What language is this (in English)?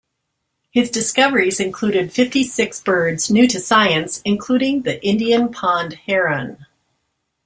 English